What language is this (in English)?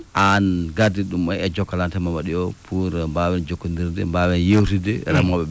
Fula